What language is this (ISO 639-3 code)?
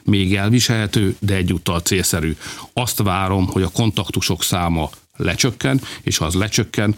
hun